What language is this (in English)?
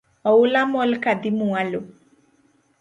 Luo (Kenya and Tanzania)